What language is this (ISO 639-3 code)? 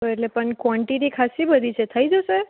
guj